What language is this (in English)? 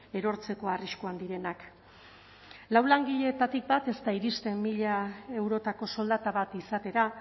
Basque